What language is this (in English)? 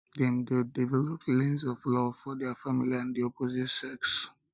Nigerian Pidgin